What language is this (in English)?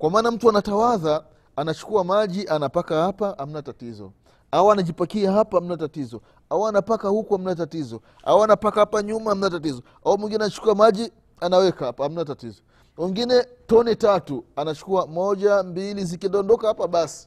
Swahili